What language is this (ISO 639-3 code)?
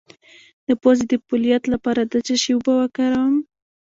pus